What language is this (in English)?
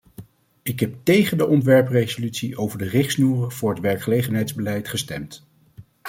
Dutch